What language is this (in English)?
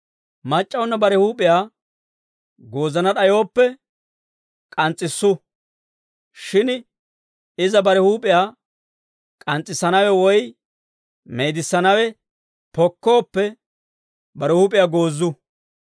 Dawro